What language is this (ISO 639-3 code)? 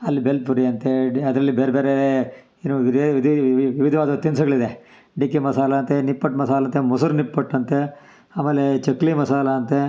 kan